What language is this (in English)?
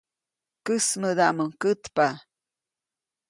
Copainalá Zoque